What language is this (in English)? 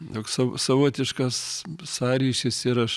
Lithuanian